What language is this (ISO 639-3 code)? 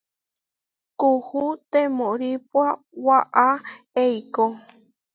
var